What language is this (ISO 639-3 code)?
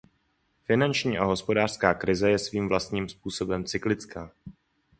ces